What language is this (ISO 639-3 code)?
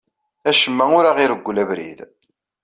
kab